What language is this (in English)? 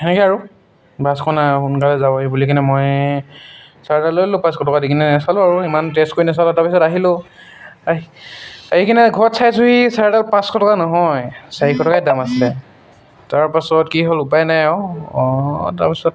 Assamese